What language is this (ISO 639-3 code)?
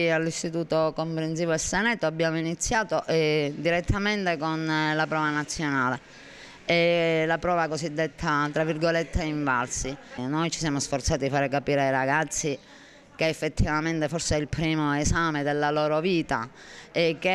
ita